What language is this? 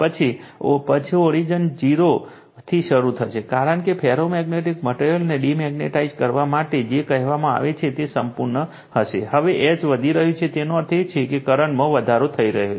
Gujarati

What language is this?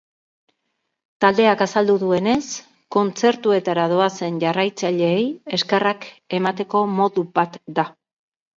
Basque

